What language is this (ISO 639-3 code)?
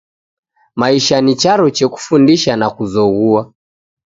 dav